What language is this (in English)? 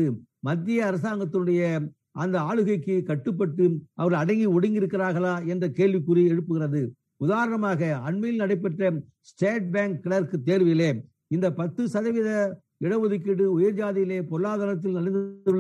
Tamil